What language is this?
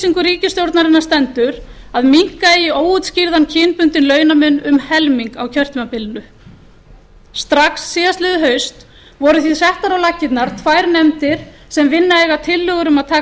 Icelandic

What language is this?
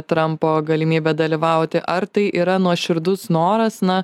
Lithuanian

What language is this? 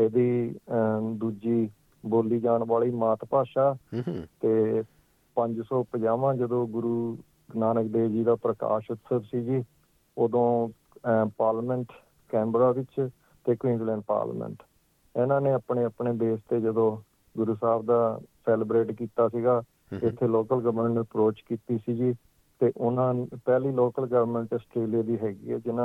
Punjabi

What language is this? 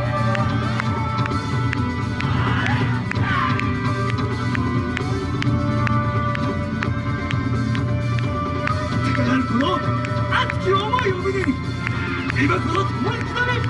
Japanese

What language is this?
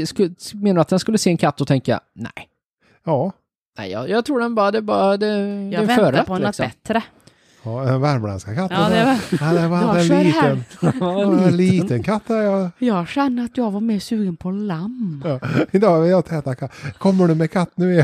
Swedish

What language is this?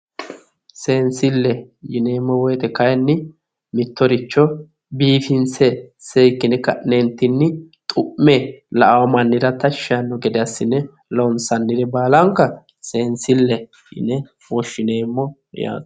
Sidamo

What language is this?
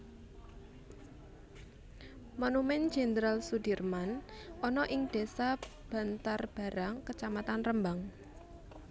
Javanese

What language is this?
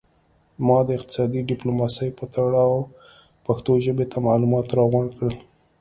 Pashto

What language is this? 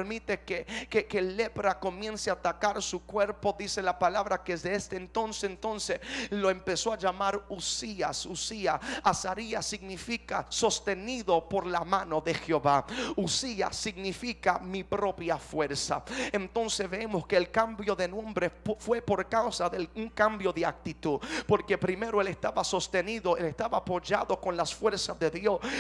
Spanish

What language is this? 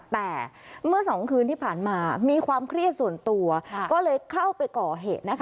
Thai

